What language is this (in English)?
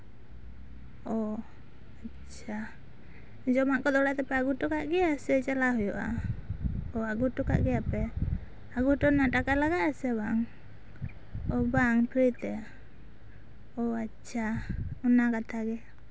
Santali